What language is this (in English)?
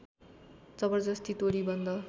Nepali